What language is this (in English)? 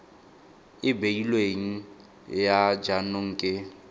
Tswana